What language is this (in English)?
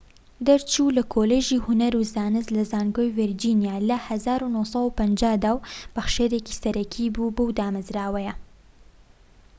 Central Kurdish